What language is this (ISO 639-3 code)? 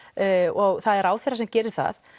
isl